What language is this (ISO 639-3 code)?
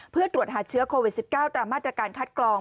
tha